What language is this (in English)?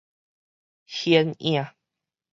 Min Nan Chinese